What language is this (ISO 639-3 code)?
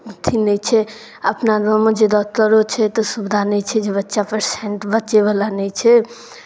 mai